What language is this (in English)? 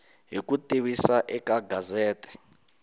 Tsonga